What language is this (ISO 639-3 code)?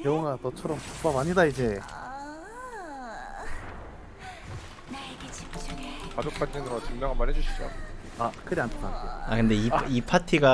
kor